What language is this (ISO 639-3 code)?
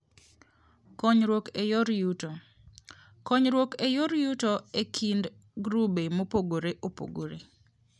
luo